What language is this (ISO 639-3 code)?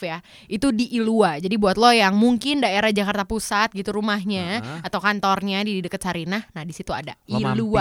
ind